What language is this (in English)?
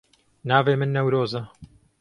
Kurdish